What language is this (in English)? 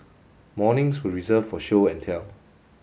English